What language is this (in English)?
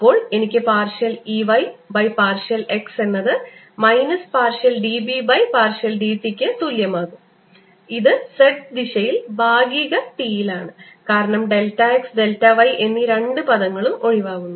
Malayalam